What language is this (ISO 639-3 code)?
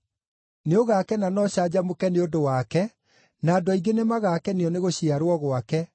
kik